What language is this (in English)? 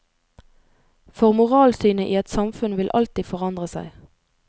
Norwegian